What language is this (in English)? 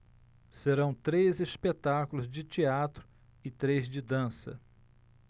Portuguese